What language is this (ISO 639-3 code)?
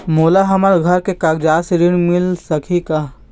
hne